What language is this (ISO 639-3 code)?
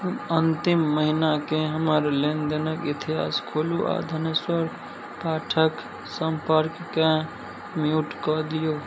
mai